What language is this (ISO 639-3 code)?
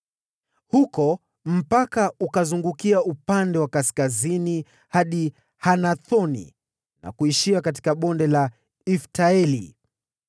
swa